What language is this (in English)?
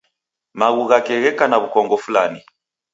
Taita